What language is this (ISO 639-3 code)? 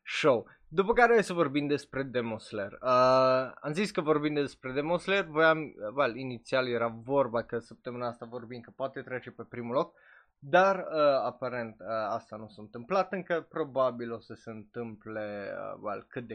ron